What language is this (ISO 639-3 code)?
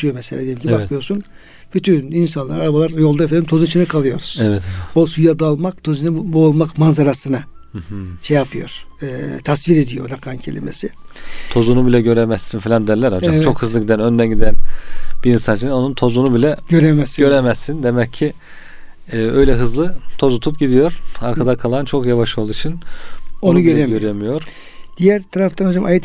tur